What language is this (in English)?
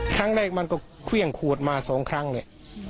Thai